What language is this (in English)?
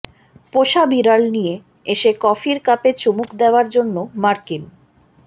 Bangla